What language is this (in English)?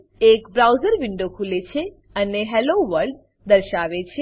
Gujarati